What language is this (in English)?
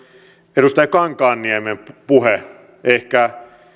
Finnish